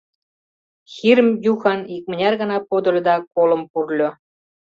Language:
Mari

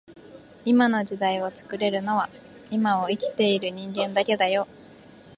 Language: Japanese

